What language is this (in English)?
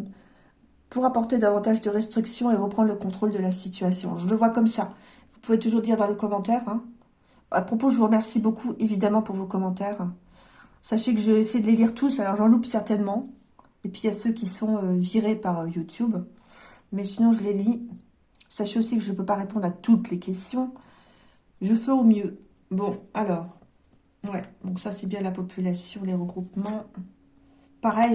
French